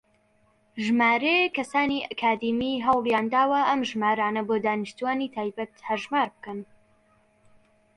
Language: Central Kurdish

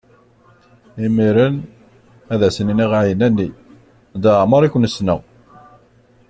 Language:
Kabyle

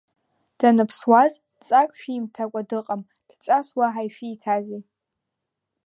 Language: Abkhazian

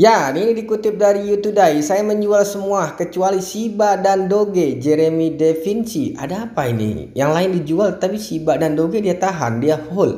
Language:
Indonesian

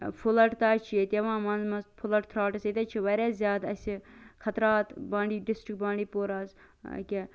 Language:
Kashmiri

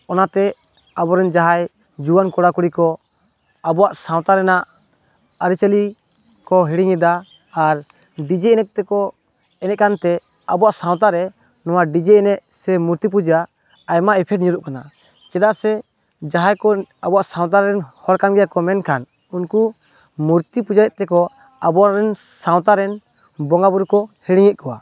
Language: Santali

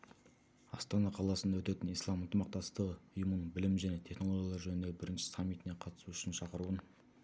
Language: Kazakh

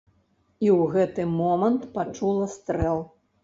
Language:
Belarusian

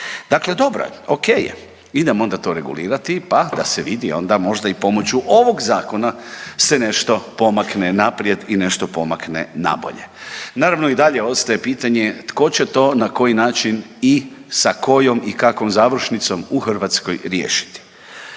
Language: Croatian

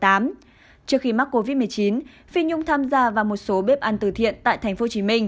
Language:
Vietnamese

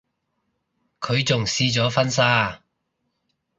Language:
Cantonese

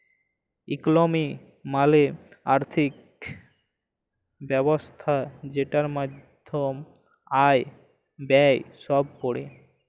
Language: Bangla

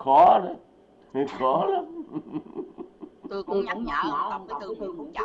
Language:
Vietnamese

